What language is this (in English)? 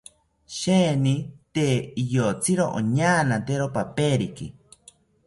South Ucayali Ashéninka